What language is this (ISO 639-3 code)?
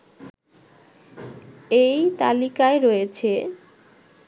ben